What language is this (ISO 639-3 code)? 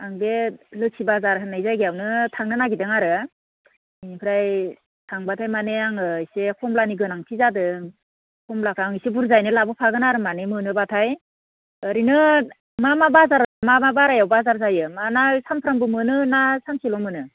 brx